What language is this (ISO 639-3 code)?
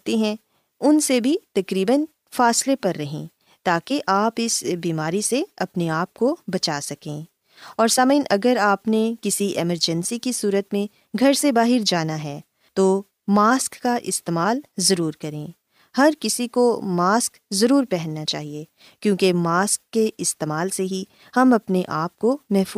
urd